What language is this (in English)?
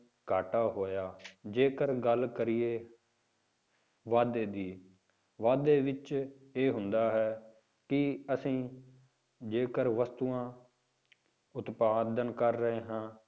Punjabi